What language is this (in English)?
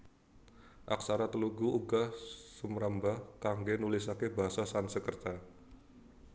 Javanese